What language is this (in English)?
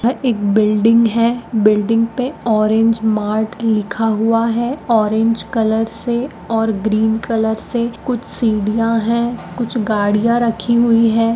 Magahi